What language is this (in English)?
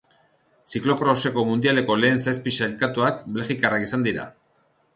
Basque